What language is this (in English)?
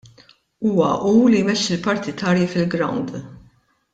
Maltese